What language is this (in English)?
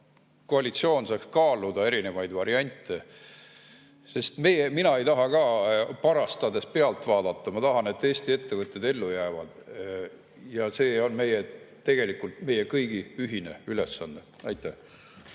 Estonian